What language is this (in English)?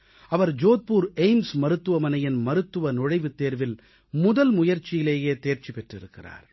Tamil